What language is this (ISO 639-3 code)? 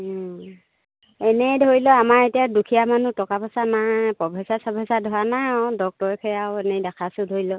asm